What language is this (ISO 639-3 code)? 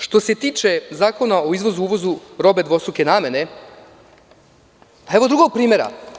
srp